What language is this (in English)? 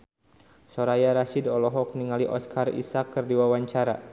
Sundanese